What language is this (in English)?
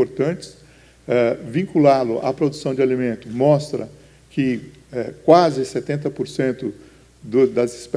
Portuguese